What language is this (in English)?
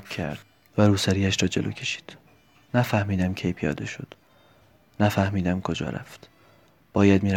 Persian